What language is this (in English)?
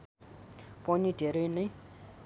Nepali